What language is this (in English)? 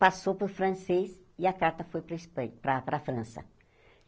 Portuguese